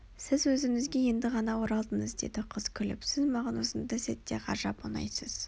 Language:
Kazakh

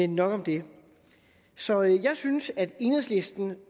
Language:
Danish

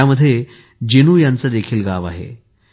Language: Marathi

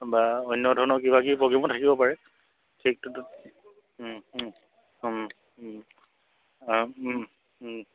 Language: Assamese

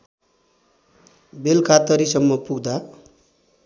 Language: Nepali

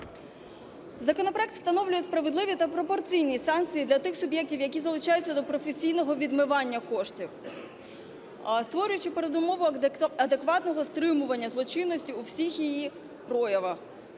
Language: Ukrainian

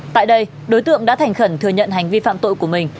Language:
Vietnamese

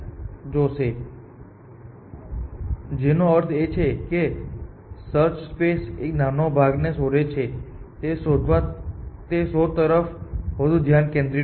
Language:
Gujarati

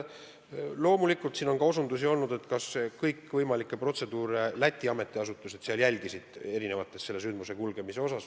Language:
Estonian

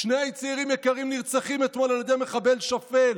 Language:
Hebrew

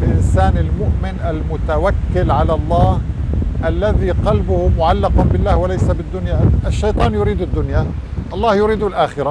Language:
Arabic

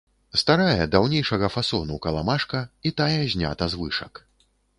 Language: Belarusian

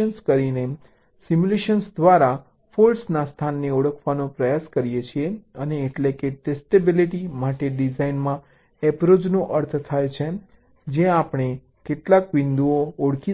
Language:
Gujarati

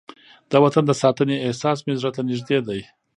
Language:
Pashto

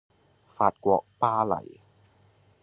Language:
Cantonese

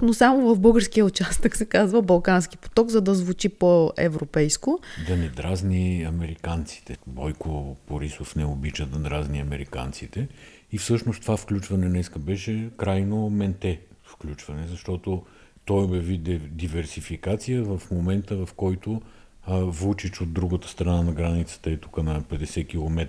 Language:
Bulgarian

